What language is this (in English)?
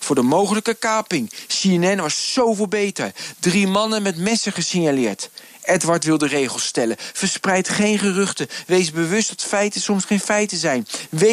Dutch